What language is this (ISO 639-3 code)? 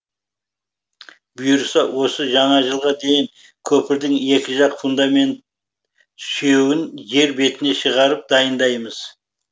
kaz